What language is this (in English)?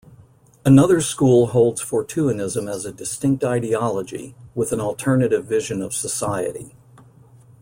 English